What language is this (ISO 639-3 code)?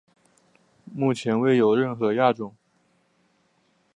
zho